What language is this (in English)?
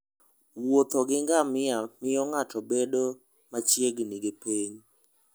Luo (Kenya and Tanzania)